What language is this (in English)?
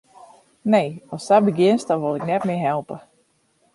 Western Frisian